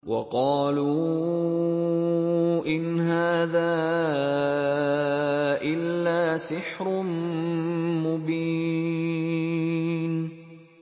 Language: Arabic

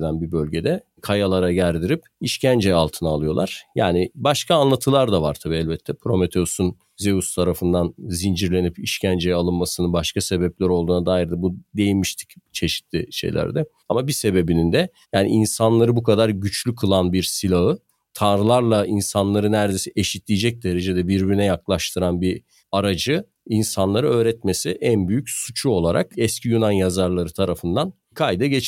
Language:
Turkish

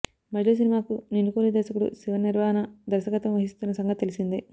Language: Telugu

